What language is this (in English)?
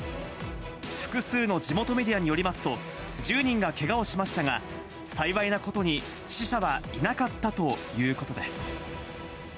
Japanese